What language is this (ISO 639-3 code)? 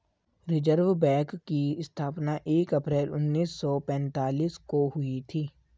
hin